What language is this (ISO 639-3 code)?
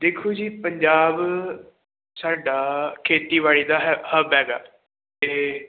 pan